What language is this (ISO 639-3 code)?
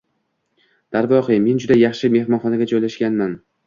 uzb